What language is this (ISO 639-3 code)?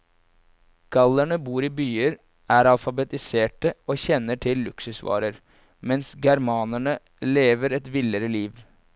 nor